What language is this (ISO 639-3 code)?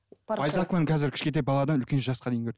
kaz